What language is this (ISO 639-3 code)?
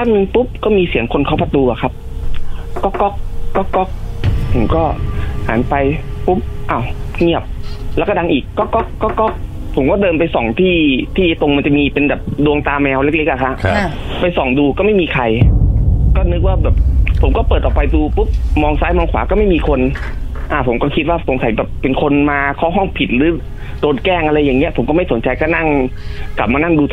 tha